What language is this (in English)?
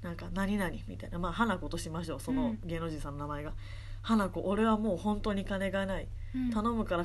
Japanese